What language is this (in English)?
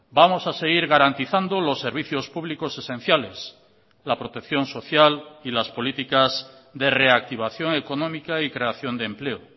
Spanish